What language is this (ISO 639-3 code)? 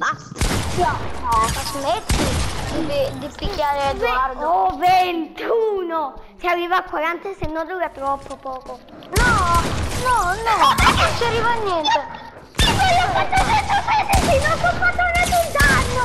ita